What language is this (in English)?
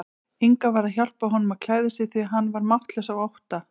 Icelandic